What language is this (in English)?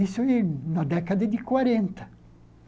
Portuguese